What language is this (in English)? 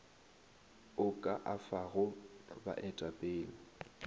Northern Sotho